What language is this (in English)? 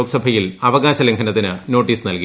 Malayalam